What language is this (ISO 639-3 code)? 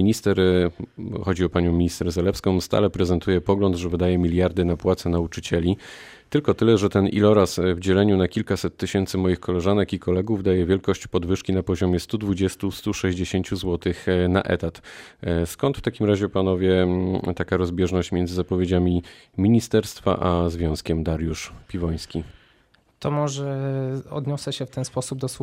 pol